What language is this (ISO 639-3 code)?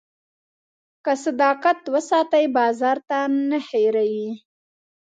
pus